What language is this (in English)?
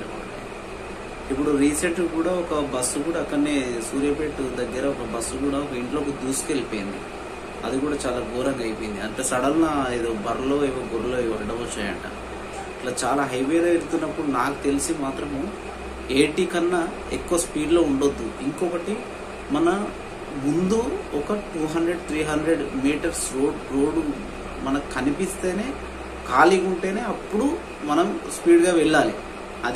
Telugu